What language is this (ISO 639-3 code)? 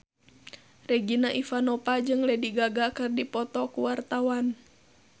sun